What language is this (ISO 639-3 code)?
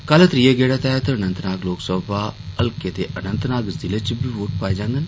doi